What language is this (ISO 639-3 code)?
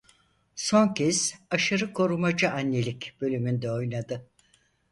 tur